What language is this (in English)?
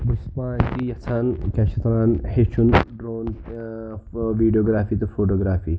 Kashmiri